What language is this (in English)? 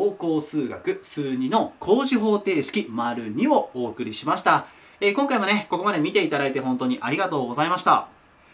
Japanese